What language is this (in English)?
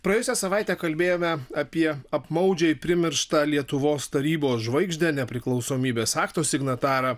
Lithuanian